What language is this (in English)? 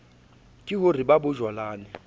Southern Sotho